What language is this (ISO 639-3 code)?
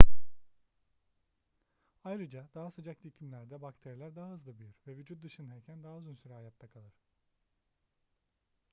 tur